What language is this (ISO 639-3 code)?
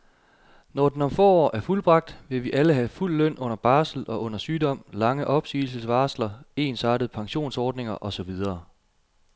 dan